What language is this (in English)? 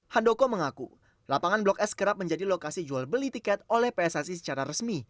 Indonesian